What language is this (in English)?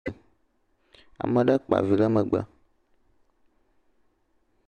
Ewe